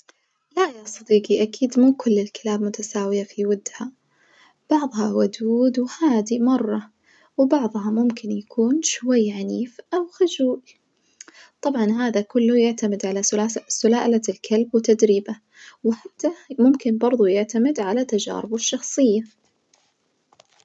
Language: Najdi Arabic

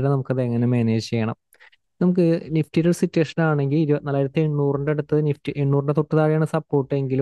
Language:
Malayalam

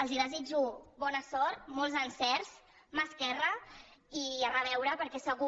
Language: Catalan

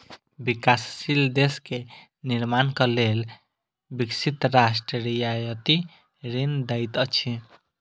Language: Maithili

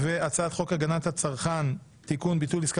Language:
Hebrew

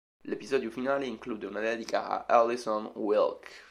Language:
Italian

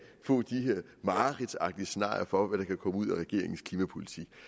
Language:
Danish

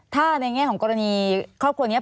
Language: Thai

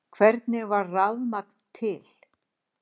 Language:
Icelandic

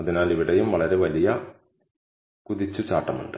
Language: Malayalam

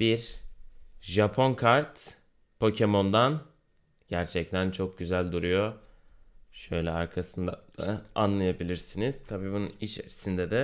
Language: Turkish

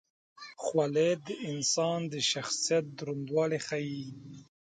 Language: Pashto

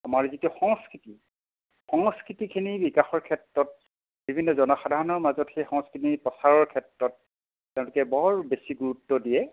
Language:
Assamese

